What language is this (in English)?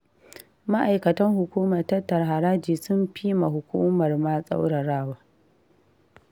Hausa